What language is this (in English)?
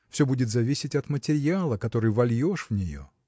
Russian